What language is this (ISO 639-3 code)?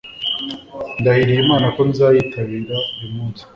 kin